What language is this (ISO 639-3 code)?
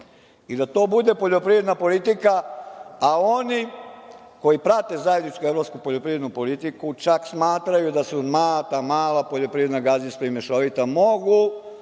srp